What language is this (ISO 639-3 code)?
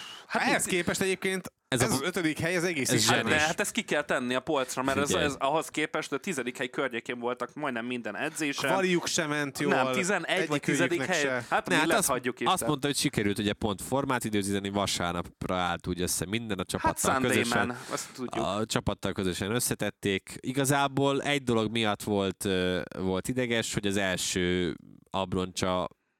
hun